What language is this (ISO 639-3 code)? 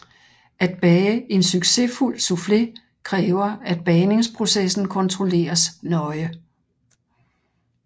dan